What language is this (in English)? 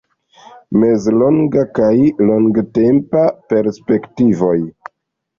Esperanto